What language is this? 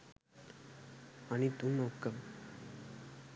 Sinhala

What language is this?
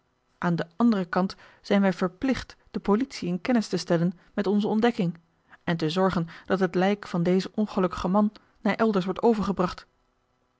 Dutch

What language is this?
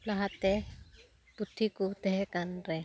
Santali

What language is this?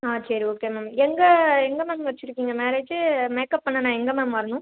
Tamil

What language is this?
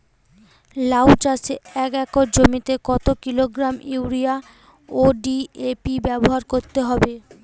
Bangla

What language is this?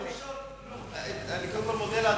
Hebrew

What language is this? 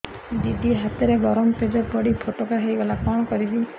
Odia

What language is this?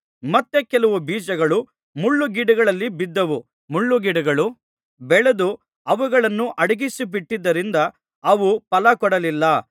Kannada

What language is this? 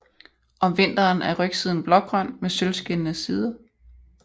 Danish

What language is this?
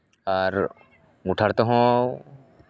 Santali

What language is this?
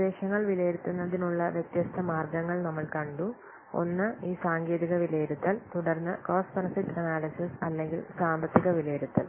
Malayalam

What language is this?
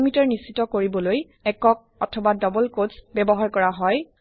Assamese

